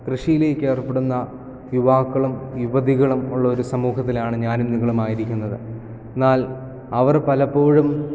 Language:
Malayalam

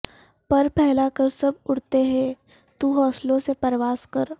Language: Urdu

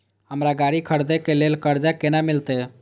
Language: Maithili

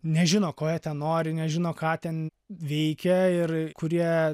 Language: Lithuanian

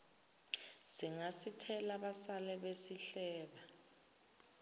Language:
Zulu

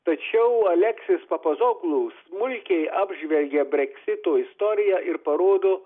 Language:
Lithuanian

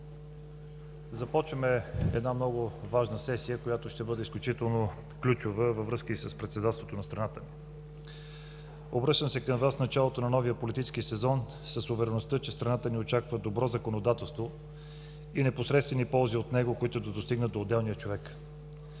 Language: Bulgarian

